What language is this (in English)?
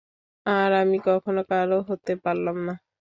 Bangla